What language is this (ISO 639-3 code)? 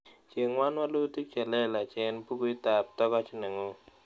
kln